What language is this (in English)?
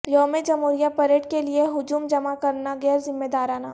Urdu